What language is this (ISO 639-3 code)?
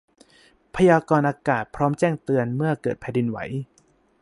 tha